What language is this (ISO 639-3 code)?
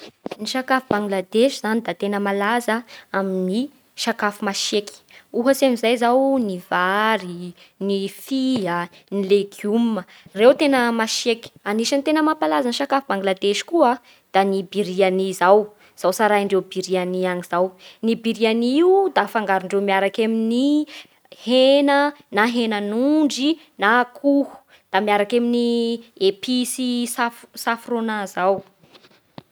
bhr